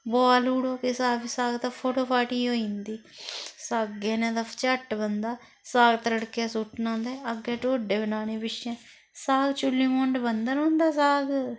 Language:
Dogri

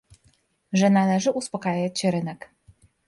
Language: Polish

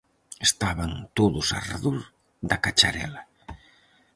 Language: Galician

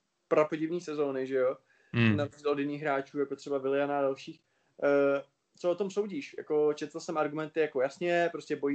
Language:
Czech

